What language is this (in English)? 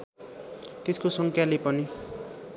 Nepali